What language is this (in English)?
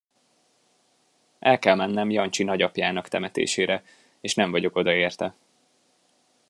Hungarian